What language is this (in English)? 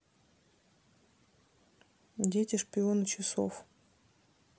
Russian